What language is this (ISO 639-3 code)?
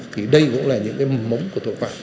vie